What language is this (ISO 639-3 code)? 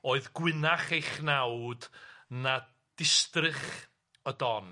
cym